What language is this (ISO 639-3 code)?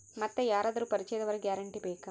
kan